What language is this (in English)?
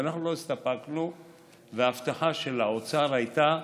Hebrew